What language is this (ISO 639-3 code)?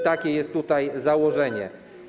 pol